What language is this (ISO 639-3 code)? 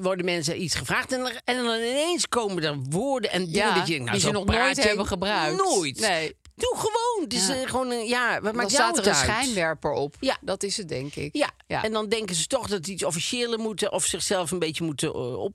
nld